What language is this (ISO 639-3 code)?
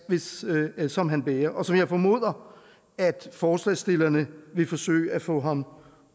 dan